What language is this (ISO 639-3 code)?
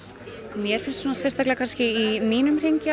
isl